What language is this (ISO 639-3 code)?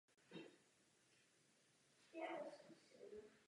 ces